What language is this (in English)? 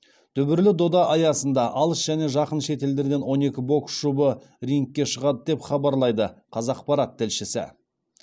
Kazakh